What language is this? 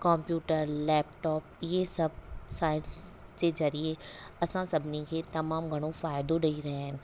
Sindhi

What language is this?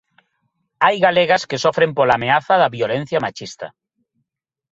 Galician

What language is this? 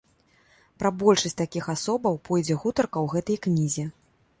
Belarusian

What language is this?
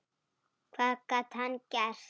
Icelandic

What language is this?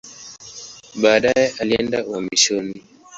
Swahili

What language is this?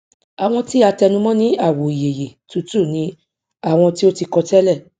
Yoruba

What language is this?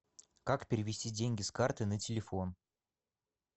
Russian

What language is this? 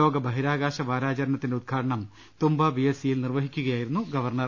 Malayalam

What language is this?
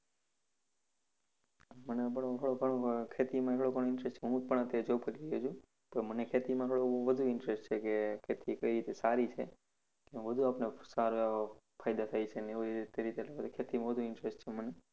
Gujarati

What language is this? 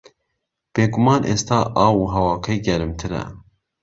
Central Kurdish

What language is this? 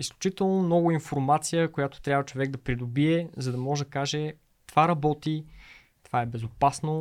Bulgarian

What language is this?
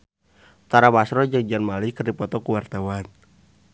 Sundanese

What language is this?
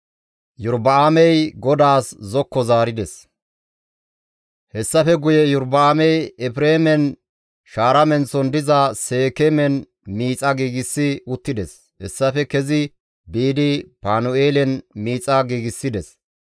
Gamo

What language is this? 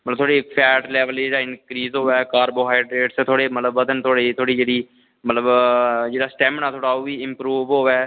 Dogri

